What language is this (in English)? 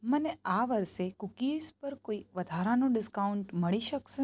Gujarati